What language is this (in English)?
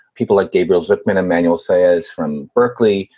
English